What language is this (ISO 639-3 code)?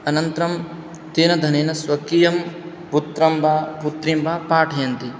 san